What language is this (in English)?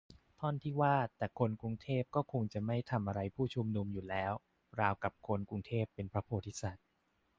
Thai